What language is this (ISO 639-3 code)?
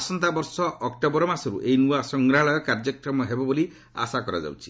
ori